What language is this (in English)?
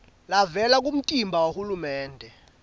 Swati